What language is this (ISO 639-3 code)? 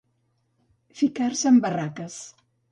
cat